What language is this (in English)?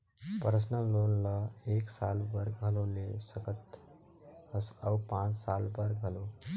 Chhattisgarhi